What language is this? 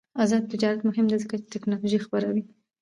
Pashto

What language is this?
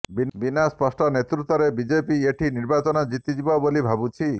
Odia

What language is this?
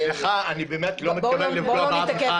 Hebrew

